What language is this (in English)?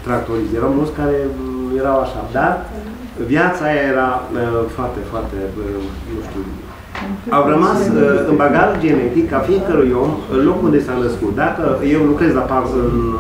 Romanian